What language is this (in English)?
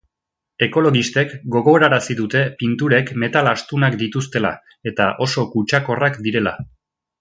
Basque